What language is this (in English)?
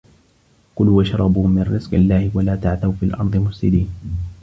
Arabic